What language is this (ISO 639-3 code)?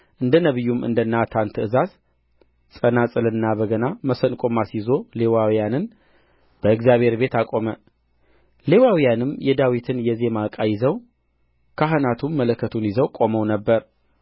amh